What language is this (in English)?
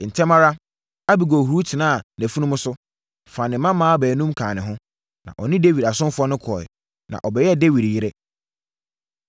Akan